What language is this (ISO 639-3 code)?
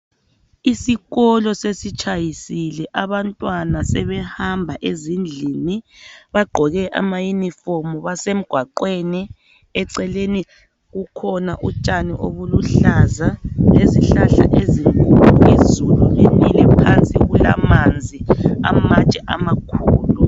nde